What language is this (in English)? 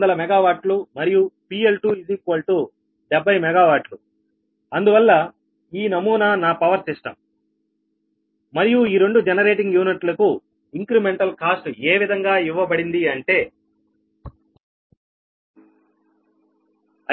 Telugu